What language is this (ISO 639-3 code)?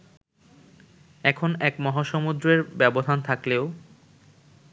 ben